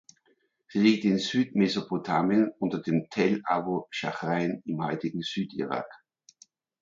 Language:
German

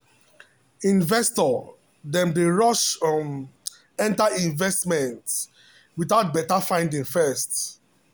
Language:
Nigerian Pidgin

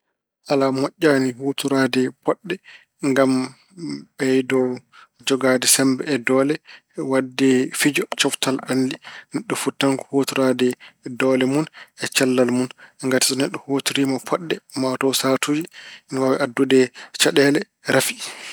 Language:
Fula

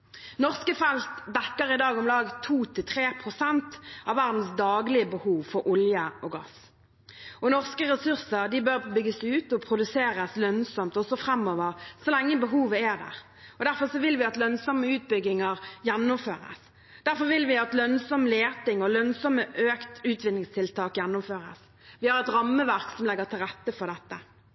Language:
Norwegian Bokmål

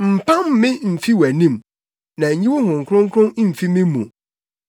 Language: Akan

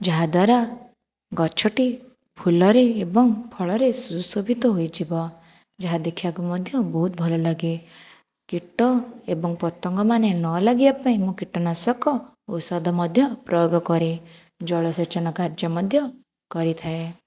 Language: Odia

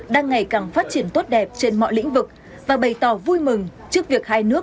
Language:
Vietnamese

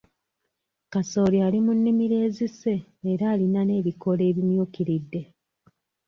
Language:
Ganda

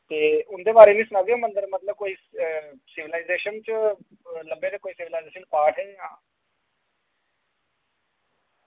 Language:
Dogri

